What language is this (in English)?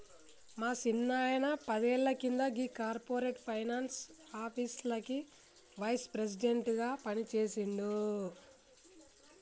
Telugu